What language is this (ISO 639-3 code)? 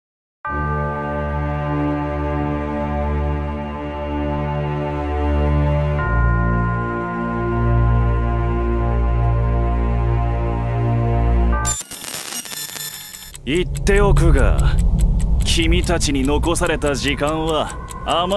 jpn